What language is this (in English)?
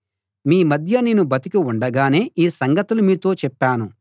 Telugu